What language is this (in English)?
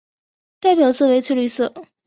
Chinese